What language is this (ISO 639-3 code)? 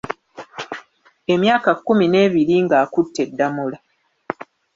lug